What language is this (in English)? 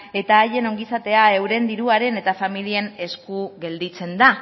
Basque